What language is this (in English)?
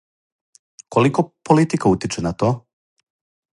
Serbian